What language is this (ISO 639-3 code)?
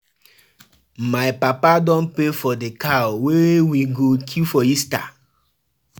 pcm